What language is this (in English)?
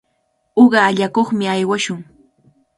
Cajatambo North Lima Quechua